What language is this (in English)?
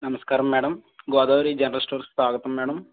Telugu